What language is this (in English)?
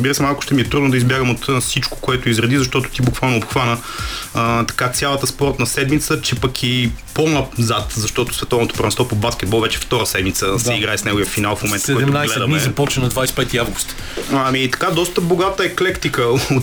Bulgarian